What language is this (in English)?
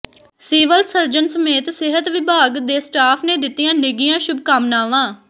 Punjabi